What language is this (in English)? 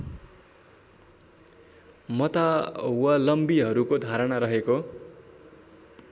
Nepali